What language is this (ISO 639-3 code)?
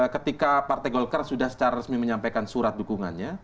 ind